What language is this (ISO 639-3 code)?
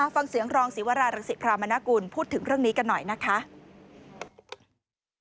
tha